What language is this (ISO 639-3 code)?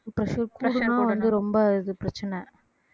tam